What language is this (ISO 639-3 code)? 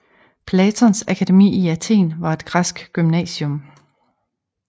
dan